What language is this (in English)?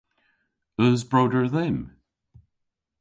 Cornish